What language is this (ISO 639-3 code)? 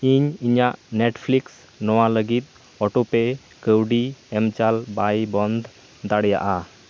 sat